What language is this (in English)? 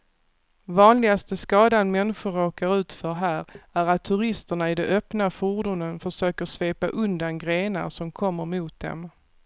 Swedish